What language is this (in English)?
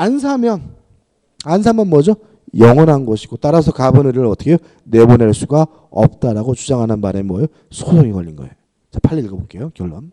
Korean